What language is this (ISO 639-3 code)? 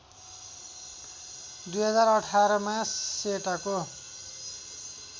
nep